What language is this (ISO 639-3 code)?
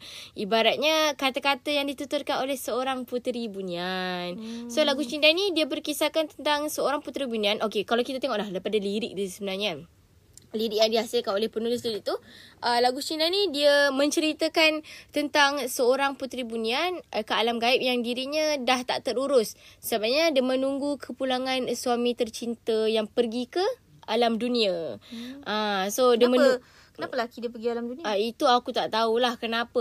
msa